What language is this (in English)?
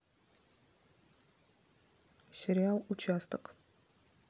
Russian